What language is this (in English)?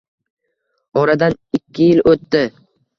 Uzbek